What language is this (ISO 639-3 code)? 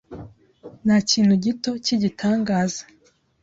kin